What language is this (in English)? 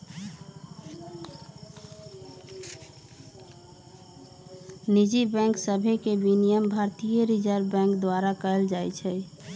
Magahi